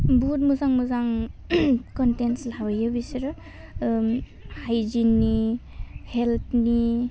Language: Bodo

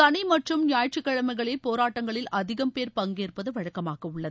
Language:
Tamil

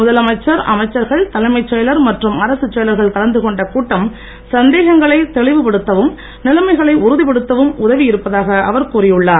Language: Tamil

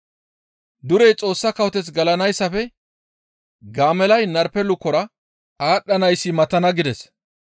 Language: Gamo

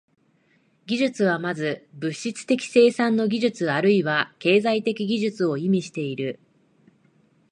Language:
Japanese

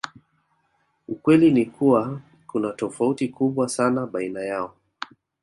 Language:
Swahili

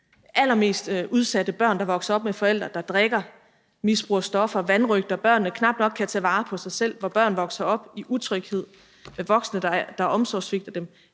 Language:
Danish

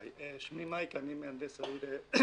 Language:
Hebrew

